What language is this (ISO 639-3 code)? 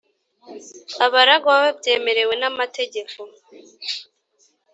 kin